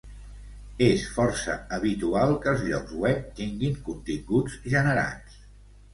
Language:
Catalan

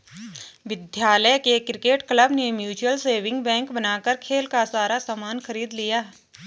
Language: Hindi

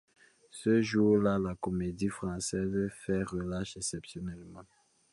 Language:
French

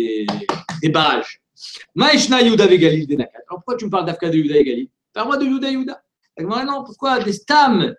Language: French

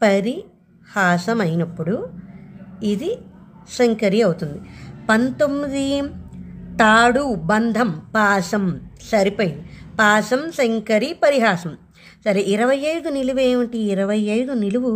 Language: Telugu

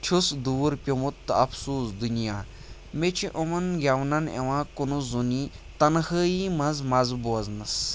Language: Kashmiri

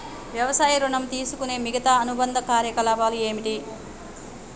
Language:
Telugu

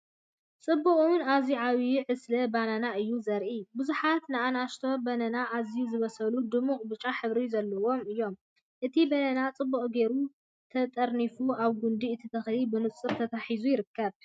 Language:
Tigrinya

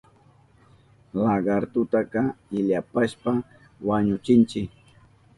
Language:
Southern Pastaza Quechua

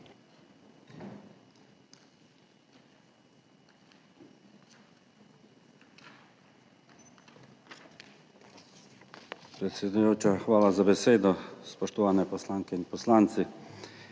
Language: Slovenian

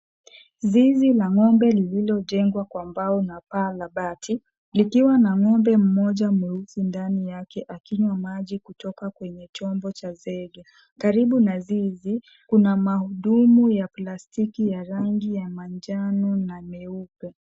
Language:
Swahili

